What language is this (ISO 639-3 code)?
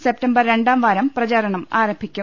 mal